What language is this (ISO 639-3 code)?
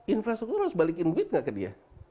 ind